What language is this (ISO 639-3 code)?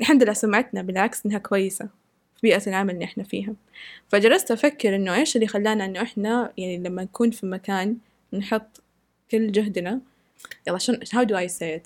ara